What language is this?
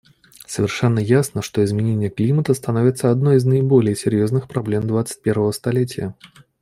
Russian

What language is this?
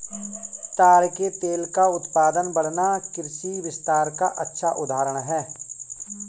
Hindi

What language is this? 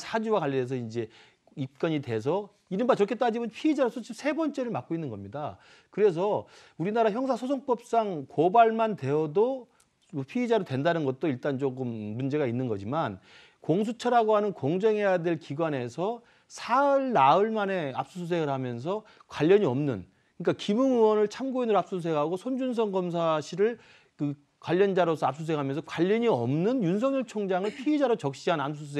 Korean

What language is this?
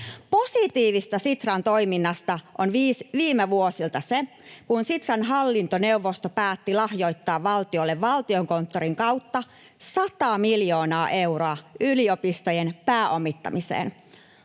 Finnish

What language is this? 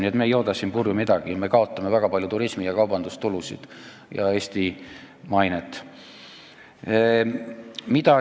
Estonian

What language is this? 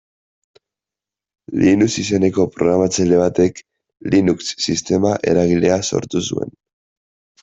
Basque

